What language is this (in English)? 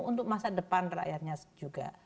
Indonesian